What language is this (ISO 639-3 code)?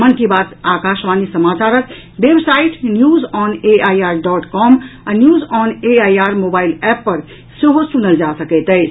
mai